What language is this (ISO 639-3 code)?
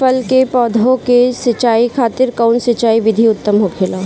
bho